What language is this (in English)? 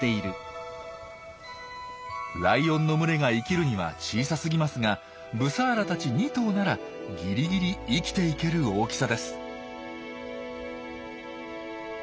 Japanese